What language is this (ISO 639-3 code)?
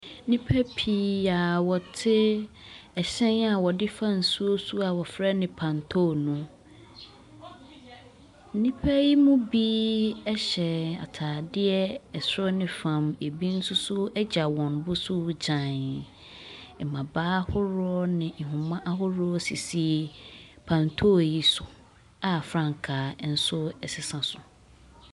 aka